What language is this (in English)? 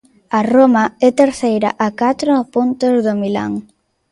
Galician